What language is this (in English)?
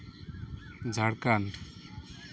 Santali